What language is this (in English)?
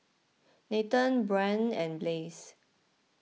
English